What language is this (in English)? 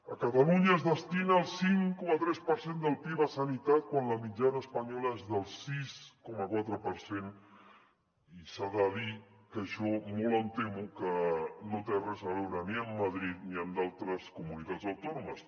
Catalan